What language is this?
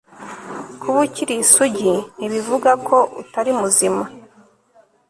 Kinyarwanda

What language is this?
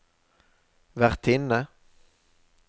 Norwegian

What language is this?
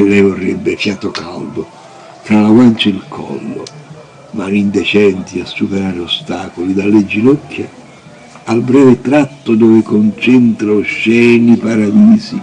Italian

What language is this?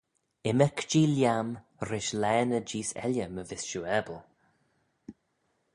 Manx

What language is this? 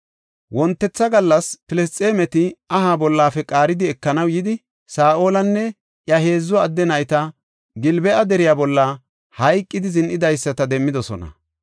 Gofa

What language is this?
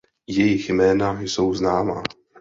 Czech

